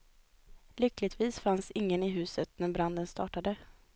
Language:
Swedish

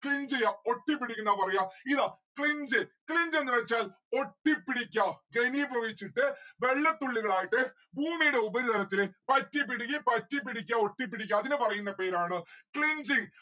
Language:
Malayalam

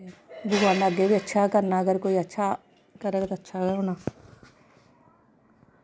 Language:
Dogri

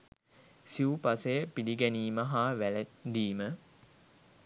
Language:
Sinhala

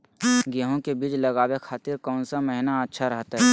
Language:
Magahi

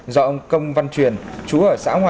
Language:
Vietnamese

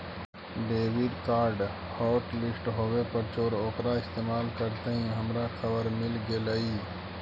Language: Magahi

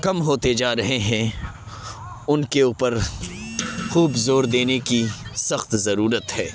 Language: Urdu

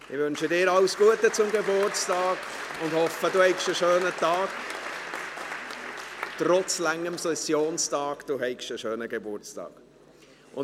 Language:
Swiss German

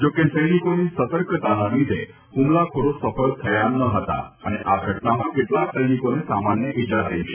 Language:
Gujarati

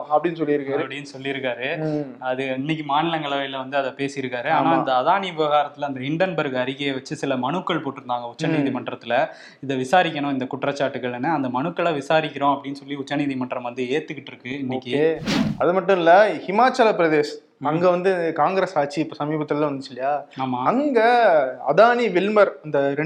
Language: Tamil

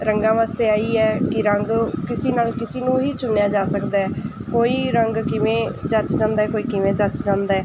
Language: Punjabi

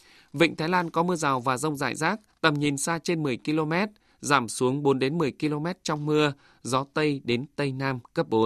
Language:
Vietnamese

